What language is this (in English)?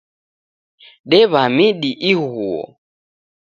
Taita